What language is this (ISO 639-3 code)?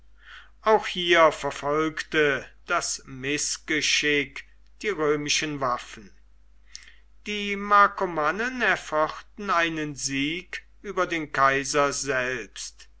deu